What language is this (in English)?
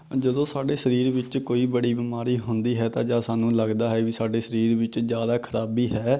Punjabi